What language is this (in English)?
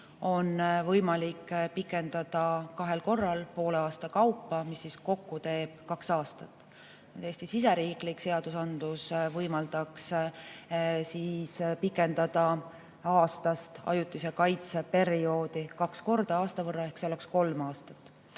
Estonian